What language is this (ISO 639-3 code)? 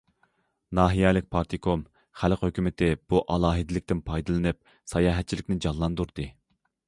uig